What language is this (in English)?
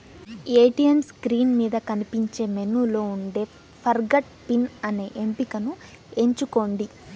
Telugu